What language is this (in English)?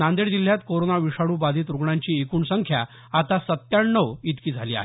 Marathi